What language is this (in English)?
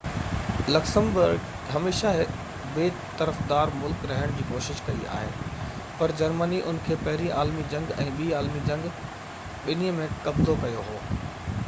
Sindhi